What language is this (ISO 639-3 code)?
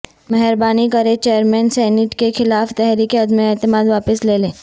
urd